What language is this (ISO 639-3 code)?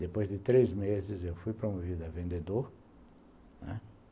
por